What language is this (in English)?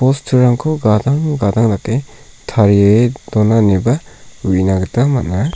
Garo